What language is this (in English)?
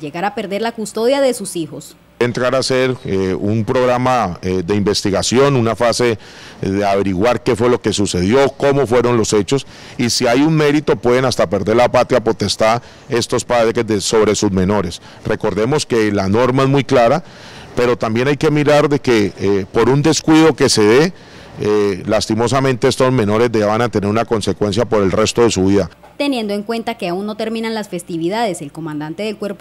Spanish